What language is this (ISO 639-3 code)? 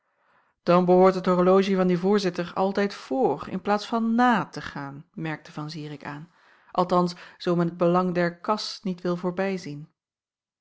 nld